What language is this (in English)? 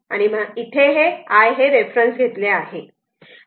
Marathi